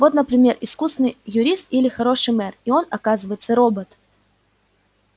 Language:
Russian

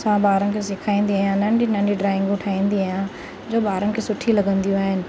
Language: Sindhi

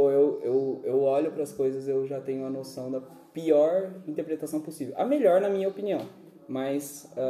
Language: Portuguese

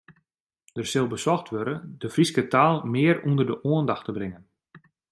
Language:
Western Frisian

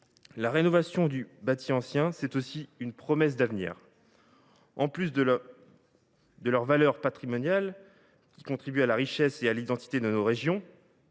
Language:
French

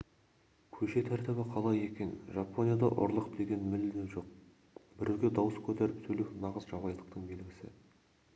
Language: Kazakh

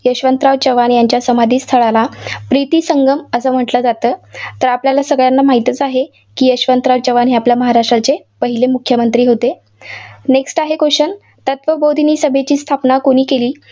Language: Marathi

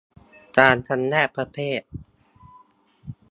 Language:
Thai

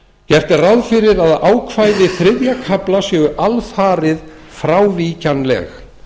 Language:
Icelandic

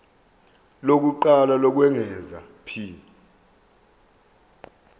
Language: Zulu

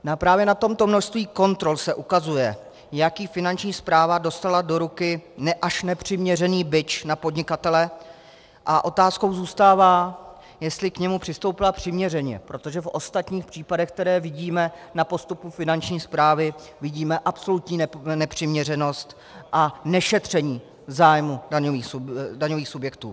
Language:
Czech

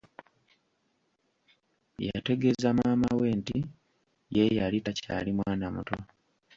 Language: Ganda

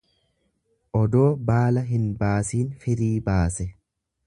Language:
Oromo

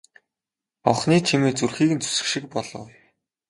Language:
Mongolian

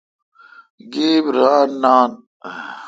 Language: Kalkoti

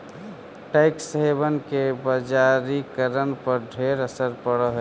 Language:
Magahi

